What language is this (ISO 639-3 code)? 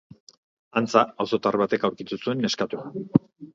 eus